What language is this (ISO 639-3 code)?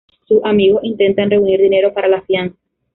spa